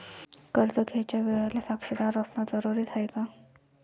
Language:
Marathi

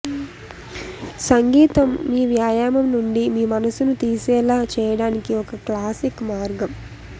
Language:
Telugu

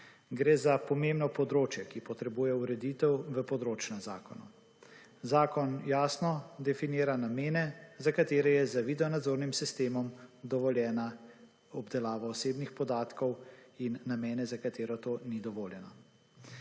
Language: Slovenian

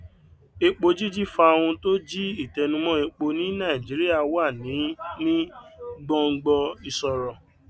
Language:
Yoruba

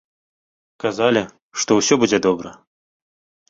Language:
Belarusian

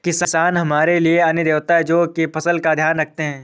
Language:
Hindi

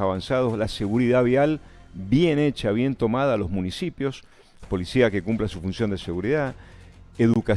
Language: Spanish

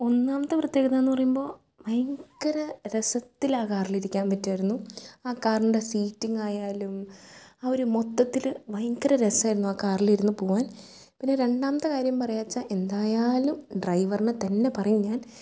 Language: Malayalam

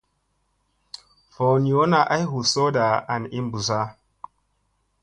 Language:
Musey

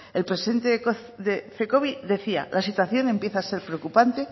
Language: Spanish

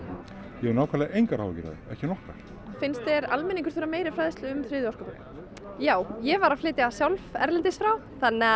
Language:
Icelandic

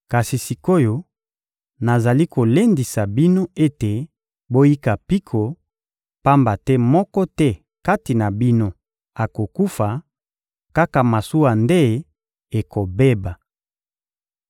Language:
Lingala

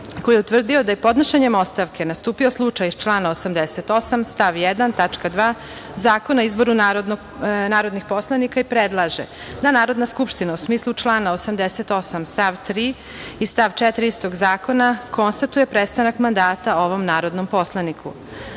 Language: Serbian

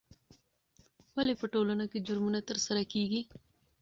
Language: Pashto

